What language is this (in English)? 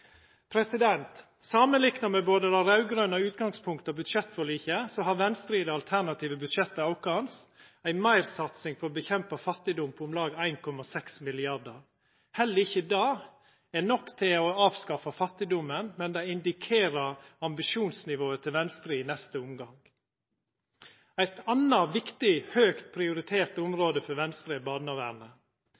Norwegian Nynorsk